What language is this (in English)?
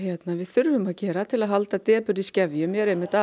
Icelandic